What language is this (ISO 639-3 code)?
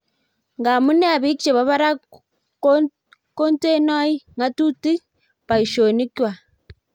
kln